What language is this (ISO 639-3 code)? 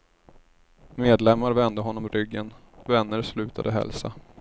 swe